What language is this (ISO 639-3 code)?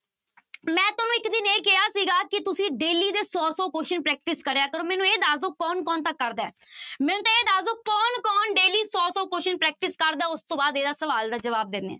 pan